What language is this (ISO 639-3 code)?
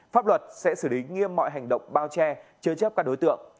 vie